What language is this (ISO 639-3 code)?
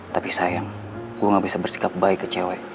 ind